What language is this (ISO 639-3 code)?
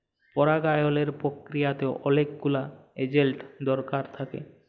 ben